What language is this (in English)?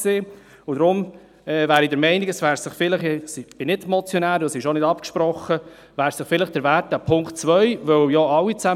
Swiss German